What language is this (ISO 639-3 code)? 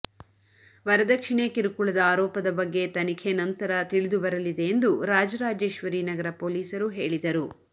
kan